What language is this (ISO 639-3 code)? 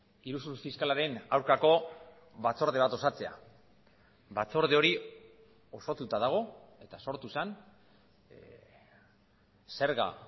eus